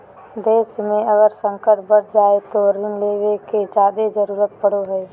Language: Magahi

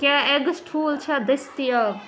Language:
Kashmiri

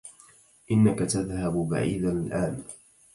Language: Arabic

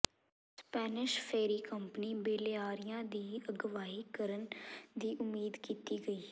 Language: Punjabi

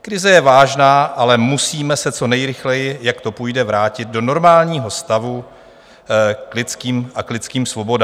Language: Czech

